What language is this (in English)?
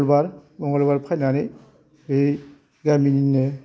Bodo